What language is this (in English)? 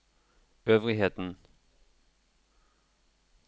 Norwegian